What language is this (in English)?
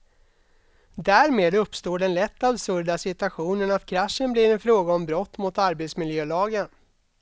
Swedish